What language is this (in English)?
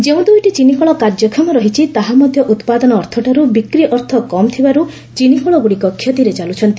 Odia